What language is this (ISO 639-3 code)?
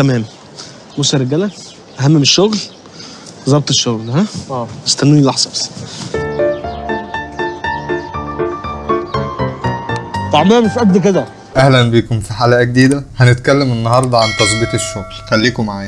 ara